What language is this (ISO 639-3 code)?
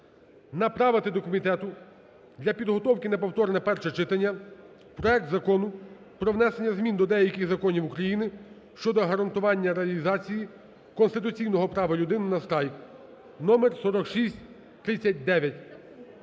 ukr